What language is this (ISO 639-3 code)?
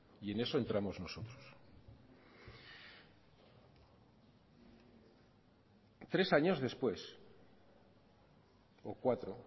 spa